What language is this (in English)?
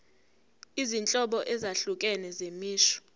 Zulu